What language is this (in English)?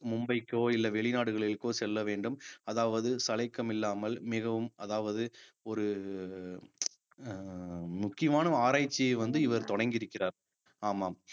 Tamil